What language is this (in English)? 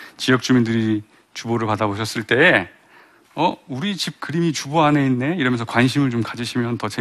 Korean